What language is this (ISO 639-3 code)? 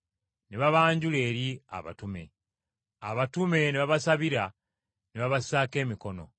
lug